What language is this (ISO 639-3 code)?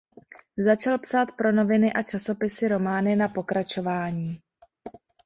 ces